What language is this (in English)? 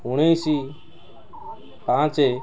Odia